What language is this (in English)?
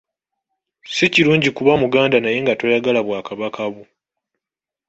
Ganda